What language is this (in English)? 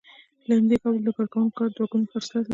Pashto